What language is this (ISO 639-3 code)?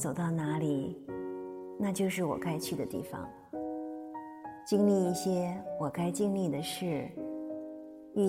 zho